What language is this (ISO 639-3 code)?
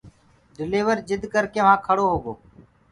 ggg